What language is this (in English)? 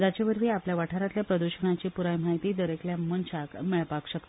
Konkani